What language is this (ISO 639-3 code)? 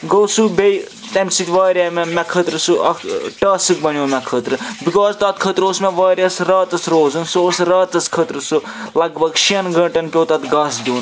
kas